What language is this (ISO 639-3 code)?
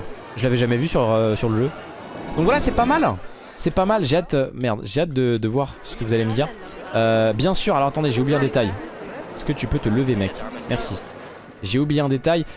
fra